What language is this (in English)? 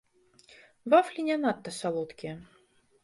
Belarusian